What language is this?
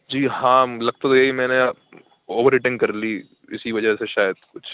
Urdu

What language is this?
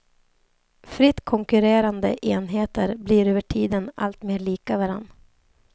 Swedish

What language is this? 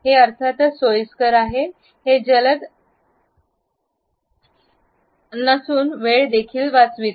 Marathi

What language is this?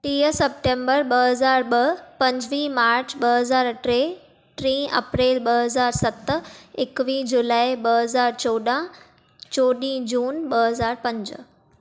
Sindhi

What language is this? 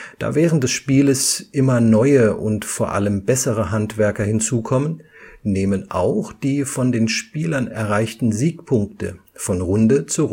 German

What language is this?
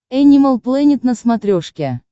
Russian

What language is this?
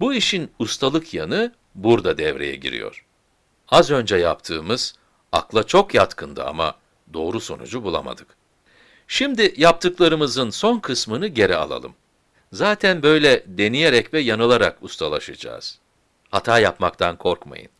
Turkish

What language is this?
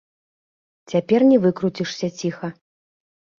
Belarusian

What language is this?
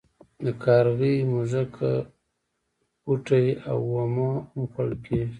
Pashto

